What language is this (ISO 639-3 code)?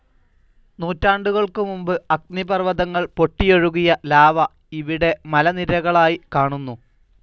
mal